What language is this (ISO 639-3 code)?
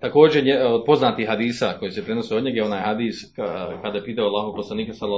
hrv